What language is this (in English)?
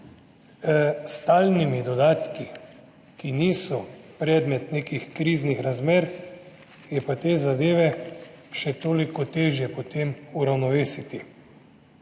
Slovenian